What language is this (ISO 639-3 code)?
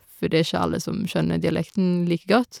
nor